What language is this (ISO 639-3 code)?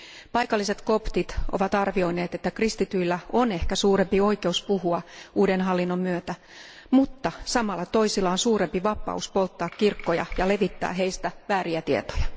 fin